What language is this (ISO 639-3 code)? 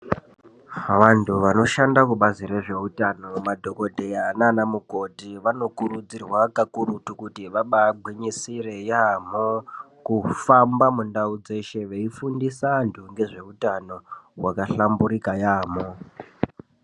ndc